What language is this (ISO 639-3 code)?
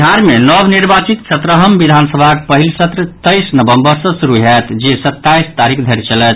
mai